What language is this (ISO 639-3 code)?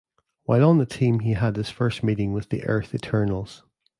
eng